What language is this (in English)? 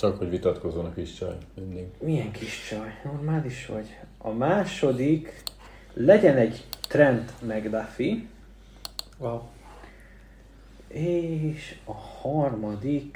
Hungarian